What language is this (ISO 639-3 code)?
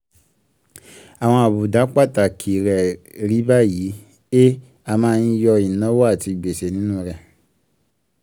yor